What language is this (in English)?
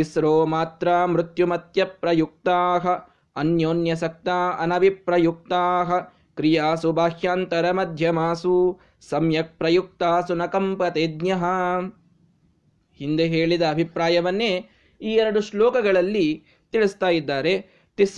Kannada